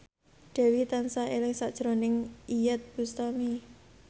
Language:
Javanese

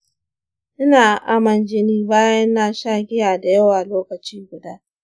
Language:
Hausa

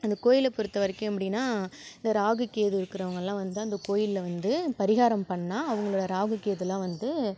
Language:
Tamil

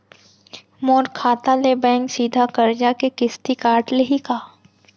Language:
Chhattisgarhi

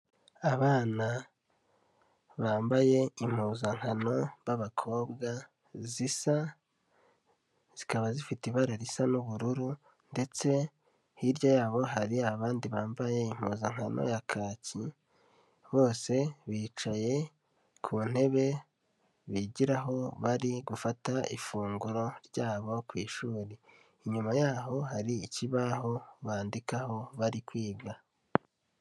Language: Kinyarwanda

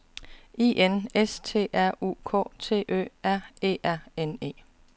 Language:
Danish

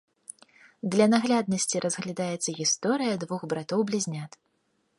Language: Belarusian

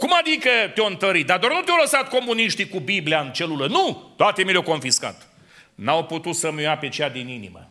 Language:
Romanian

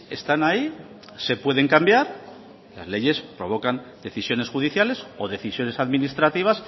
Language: Spanish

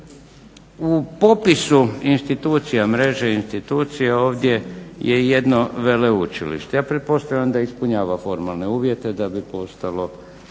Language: Croatian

